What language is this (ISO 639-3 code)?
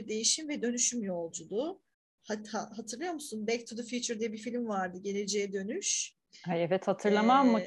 tur